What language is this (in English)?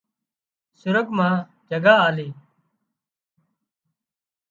Wadiyara Koli